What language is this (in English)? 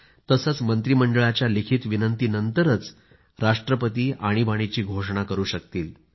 Marathi